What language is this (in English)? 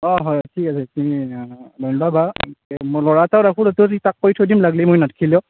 Assamese